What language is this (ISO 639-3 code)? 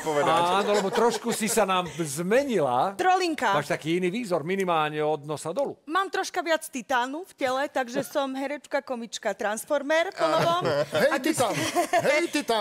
slk